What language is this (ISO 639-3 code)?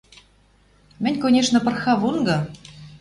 mrj